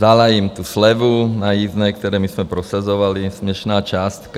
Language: Czech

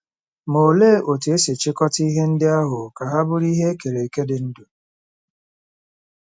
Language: Igbo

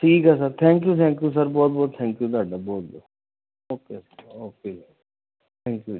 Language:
Punjabi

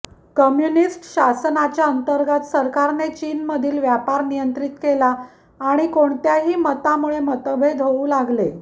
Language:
Marathi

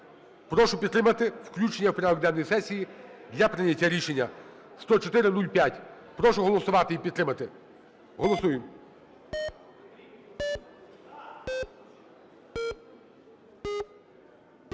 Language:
Ukrainian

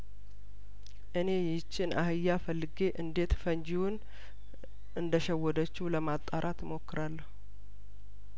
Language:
Amharic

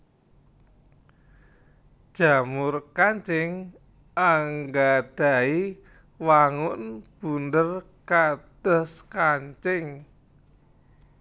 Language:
Javanese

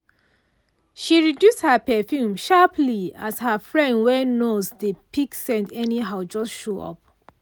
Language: Nigerian Pidgin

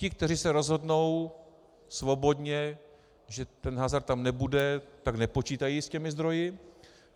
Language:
Czech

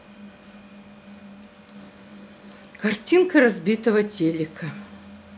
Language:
Russian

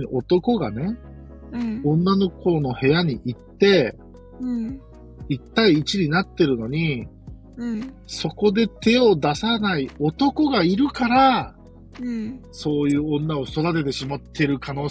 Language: Japanese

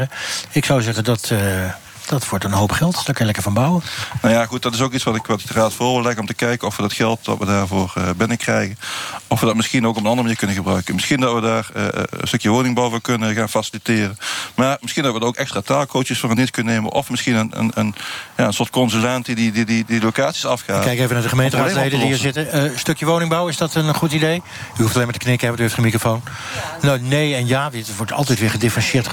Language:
Dutch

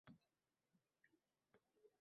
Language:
Uzbek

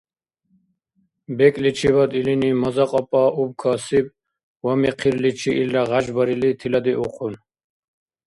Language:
Dargwa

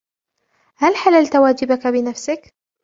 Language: Arabic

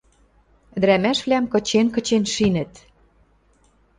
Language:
Western Mari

